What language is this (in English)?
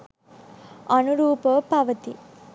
Sinhala